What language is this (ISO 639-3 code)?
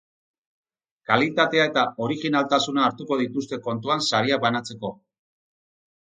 eus